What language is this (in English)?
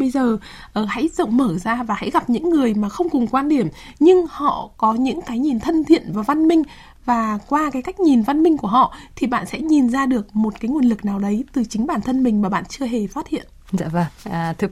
Vietnamese